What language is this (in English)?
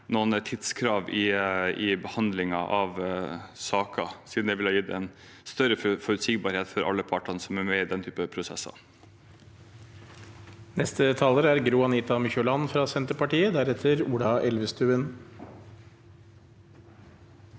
Norwegian